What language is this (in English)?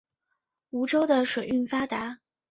Chinese